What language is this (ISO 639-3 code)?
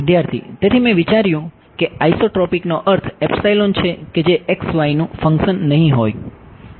guj